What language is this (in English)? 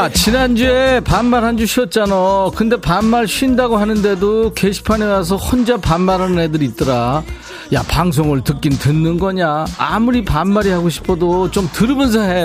Korean